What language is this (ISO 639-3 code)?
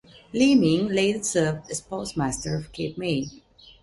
eng